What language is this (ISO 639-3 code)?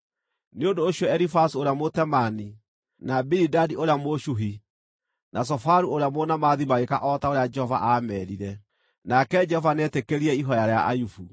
kik